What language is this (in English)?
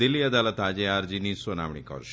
Gujarati